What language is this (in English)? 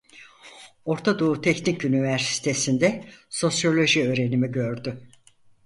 Turkish